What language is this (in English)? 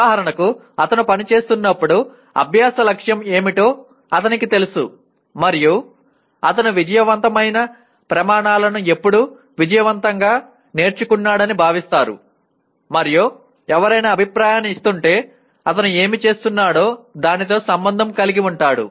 Telugu